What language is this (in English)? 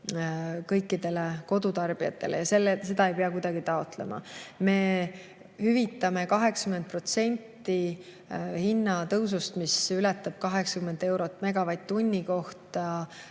Estonian